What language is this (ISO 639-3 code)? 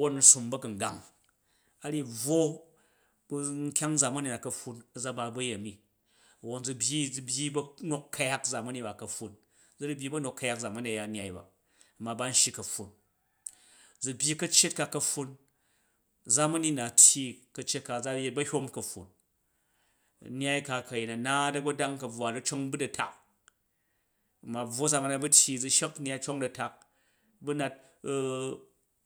kaj